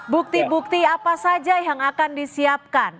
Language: Indonesian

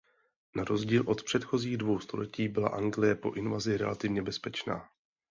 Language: Czech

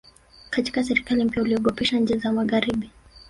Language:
Swahili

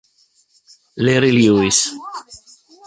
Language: Italian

